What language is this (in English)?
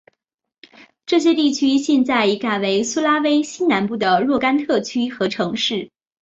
Chinese